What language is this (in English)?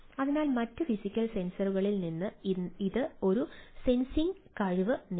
Malayalam